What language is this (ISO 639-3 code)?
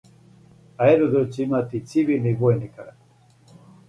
srp